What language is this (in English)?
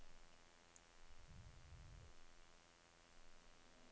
Norwegian